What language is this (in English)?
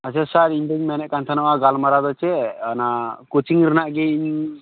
Santali